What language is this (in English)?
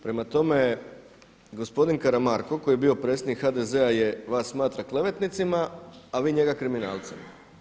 Croatian